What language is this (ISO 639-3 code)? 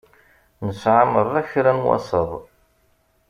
kab